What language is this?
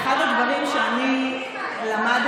Hebrew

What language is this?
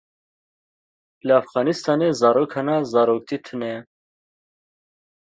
Kurdish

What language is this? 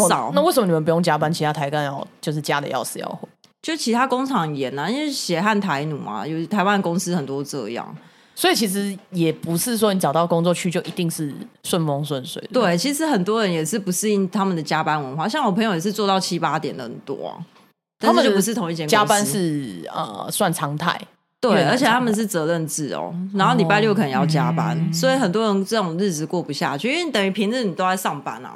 Chinese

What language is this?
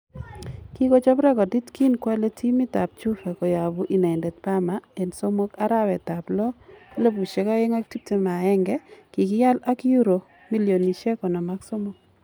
Kalenjin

